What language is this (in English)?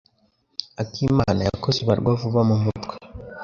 Kinyarwanda